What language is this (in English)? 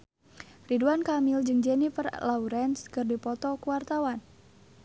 Sundanese